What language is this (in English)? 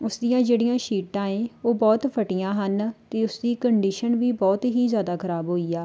Punjabi